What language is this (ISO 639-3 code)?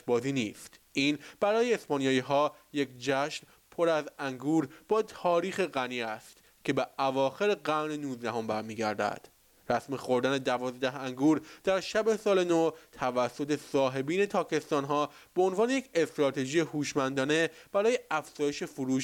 fas